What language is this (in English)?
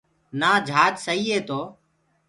Gurgula